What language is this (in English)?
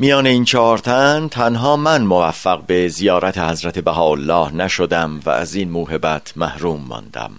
Persian